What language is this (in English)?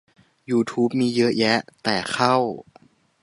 Thai